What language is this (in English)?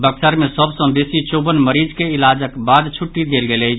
Maithili